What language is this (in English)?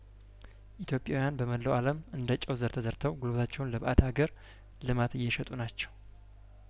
Amharic